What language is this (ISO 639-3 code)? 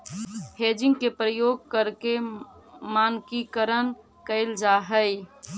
mag